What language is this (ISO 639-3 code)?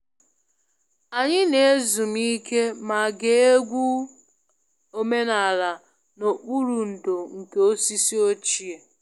ibo